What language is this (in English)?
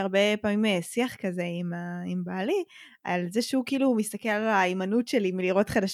Hebrew